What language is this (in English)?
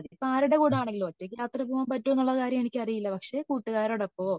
Malayalam